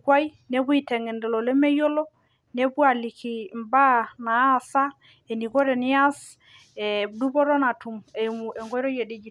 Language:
Masai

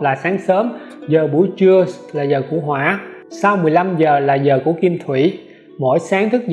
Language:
Vietnamese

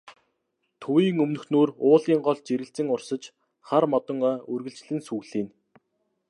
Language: Mongolian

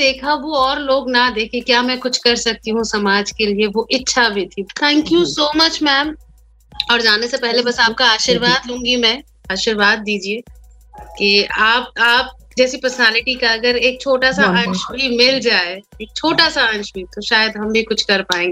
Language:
Hindi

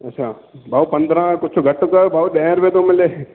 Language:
Sindhi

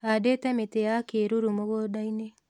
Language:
Kikuyu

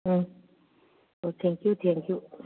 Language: Manipuri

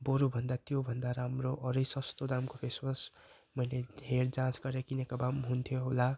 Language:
Nepali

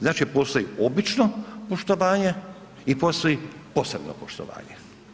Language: Croatian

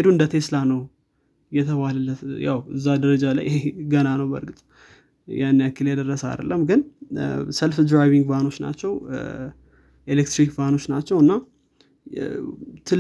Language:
Amharic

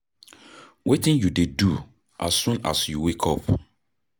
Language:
Nigerian Pidgin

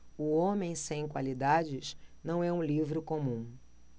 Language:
Portuguese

